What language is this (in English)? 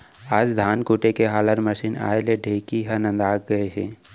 Chhattisgarhi